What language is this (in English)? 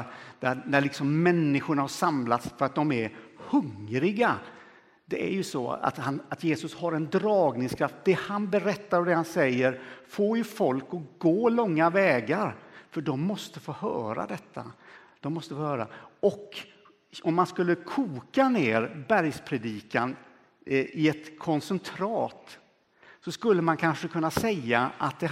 Swedish